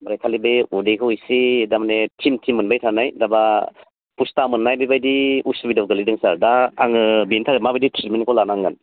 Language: Bodo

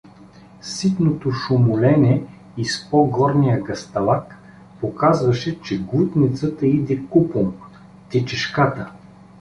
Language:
Bulgarian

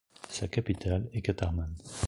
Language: French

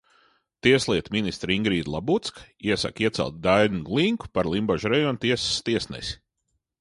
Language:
Latvian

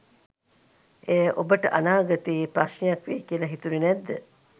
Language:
Sinhala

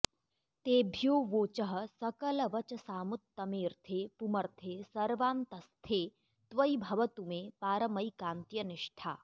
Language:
Sanskrit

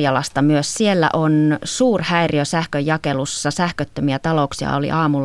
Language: Finnish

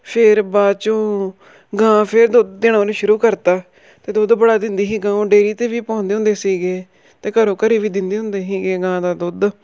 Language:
Punjabi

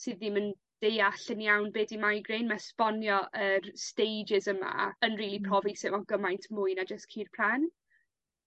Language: Welsh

